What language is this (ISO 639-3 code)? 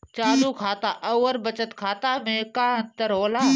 bho